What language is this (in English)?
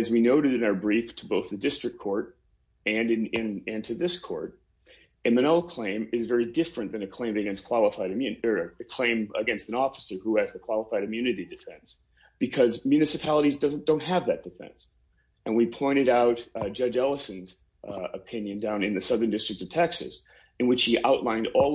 English